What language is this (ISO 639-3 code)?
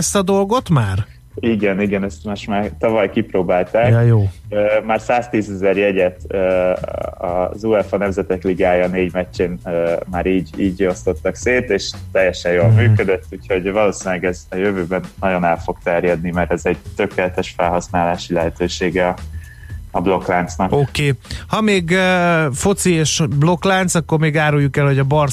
hun